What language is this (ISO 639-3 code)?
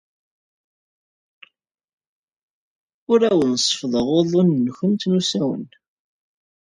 kab